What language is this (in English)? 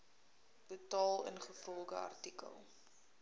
Afrikaans